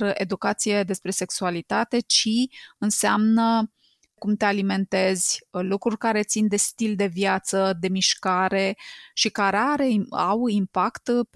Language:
Romanian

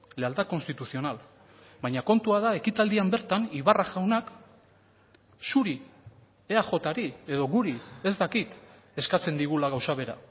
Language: Basque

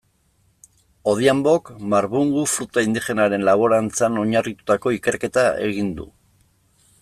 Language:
Basque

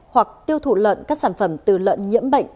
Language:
Vietnamese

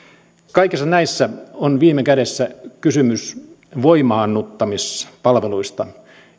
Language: Finnish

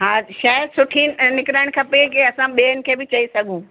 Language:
Sindhi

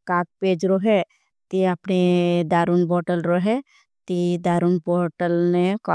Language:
Bhili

